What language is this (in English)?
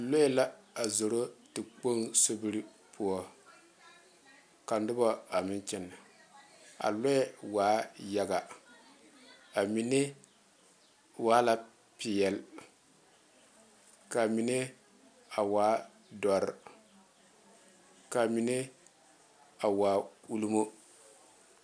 Southern Dagaare